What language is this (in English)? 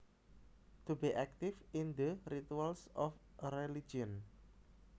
Javanese